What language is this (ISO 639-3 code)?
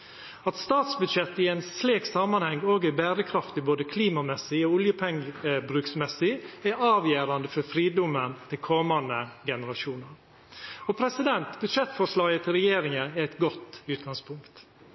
nno